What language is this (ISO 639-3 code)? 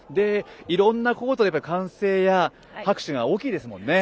jpn